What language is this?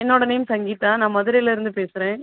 Tamil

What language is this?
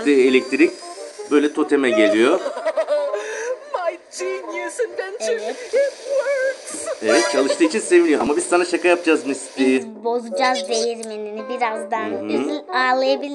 Turkish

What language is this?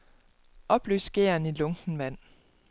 Danish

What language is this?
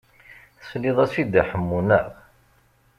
Kabyle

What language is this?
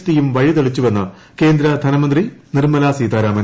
Malayalam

